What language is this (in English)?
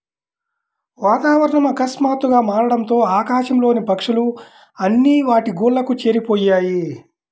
Telugu